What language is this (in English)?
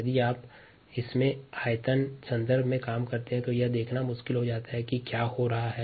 Hindi